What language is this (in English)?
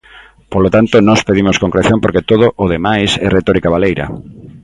Galician